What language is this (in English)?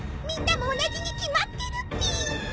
Japanese